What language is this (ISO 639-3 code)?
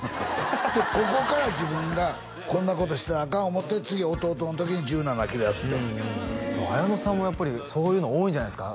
jpn